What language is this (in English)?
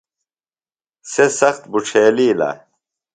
Phalura